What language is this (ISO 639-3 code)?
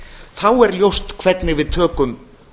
isl